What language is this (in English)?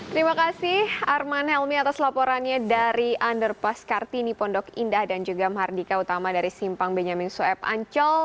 Indonesian